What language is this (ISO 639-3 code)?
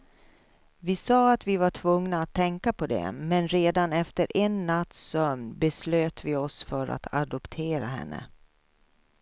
swe